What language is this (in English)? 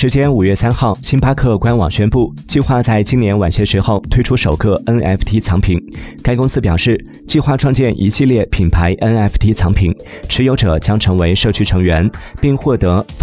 Chinese